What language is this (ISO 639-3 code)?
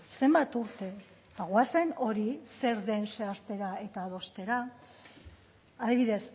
eus